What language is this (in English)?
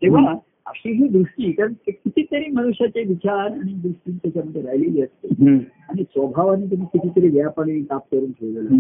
Marathi